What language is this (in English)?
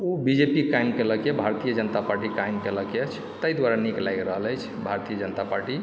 Maithili